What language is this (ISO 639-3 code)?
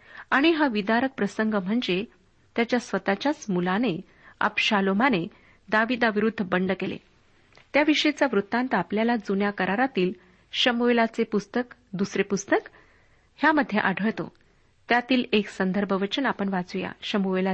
mar